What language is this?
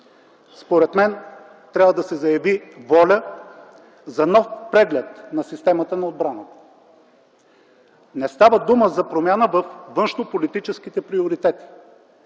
Bulgarian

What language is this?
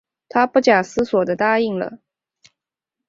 Chinese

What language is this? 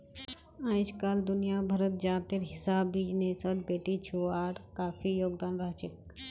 Magahi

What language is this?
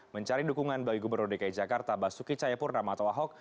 Indonesian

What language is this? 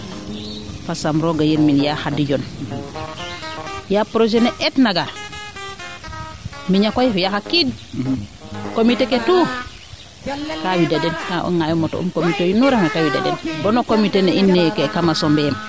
Serer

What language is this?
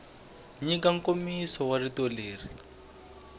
Tsonga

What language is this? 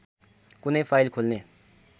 Nepali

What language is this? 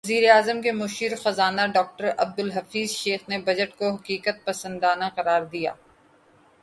Urdu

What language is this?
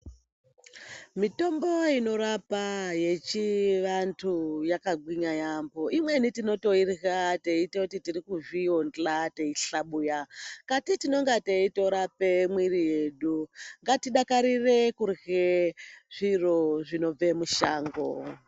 Ndau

